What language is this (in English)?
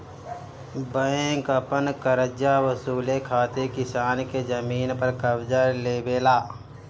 Bhojpuri